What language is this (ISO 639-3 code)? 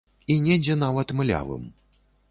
bel